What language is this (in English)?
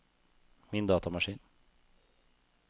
Norwegian